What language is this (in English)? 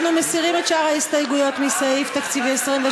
Hebrew